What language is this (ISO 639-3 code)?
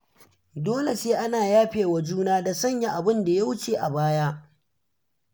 hau